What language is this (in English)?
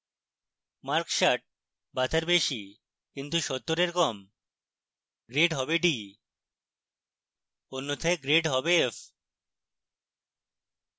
Bangla